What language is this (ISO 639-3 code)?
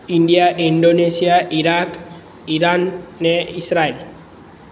guj